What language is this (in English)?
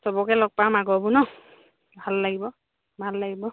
Assamese